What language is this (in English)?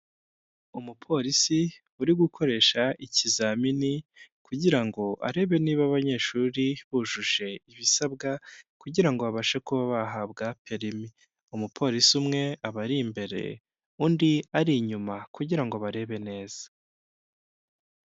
Kinyarwanda